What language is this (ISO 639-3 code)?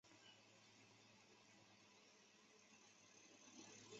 zho